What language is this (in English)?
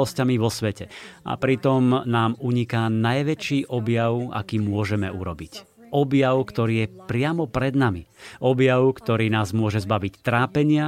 Slovak